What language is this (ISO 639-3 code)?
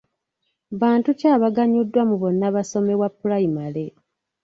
lug